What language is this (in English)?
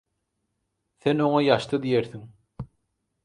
Turkmen